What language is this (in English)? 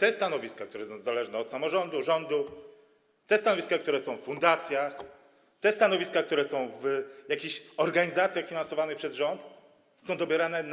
Polish